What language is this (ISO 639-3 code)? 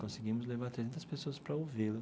por